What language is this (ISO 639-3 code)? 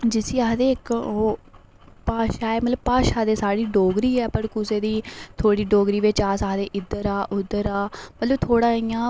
doi